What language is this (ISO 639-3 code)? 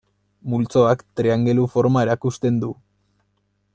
eus